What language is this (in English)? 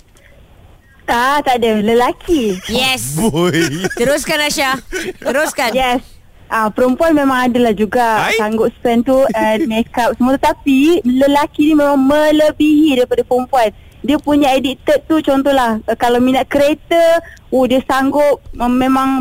Malay